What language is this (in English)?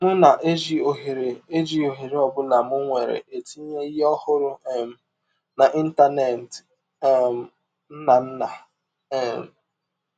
Igbo